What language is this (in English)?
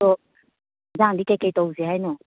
Manipuri